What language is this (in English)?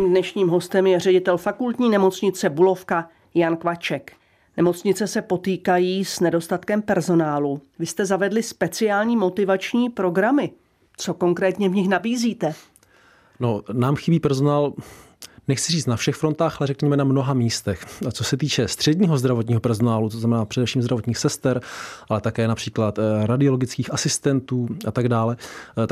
Czech